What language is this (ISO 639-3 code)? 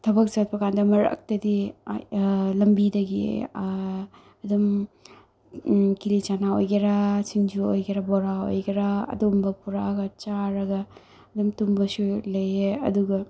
mni